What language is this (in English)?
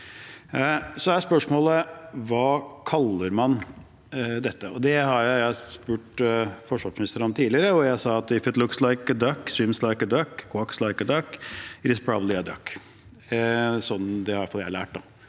Norwegian